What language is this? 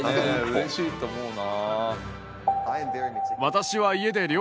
Japanese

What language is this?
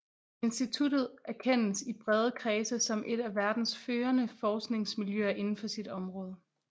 Danish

